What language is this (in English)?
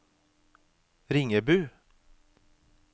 Norwegian